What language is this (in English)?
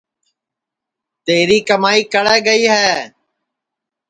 Sansi